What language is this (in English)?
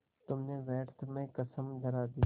Hindi